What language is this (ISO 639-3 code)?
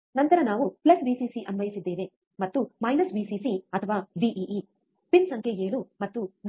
kan